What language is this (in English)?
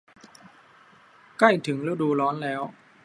Thai